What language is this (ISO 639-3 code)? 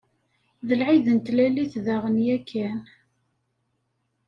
kab